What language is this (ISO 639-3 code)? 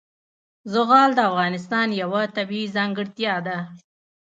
pus